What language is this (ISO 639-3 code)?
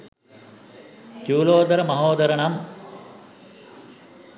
sin